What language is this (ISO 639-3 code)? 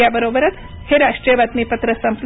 mar